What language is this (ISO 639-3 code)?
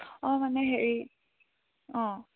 asm